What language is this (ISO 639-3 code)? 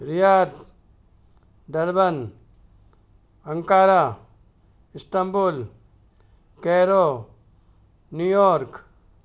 guj